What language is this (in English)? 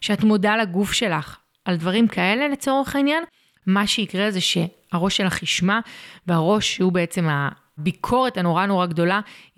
Hebrew